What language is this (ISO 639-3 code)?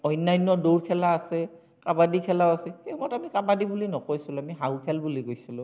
asm